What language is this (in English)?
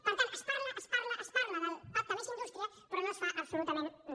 Catalan